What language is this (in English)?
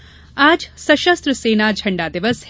Hindi